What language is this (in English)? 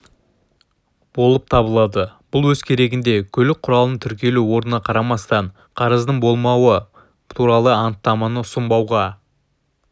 Kazakh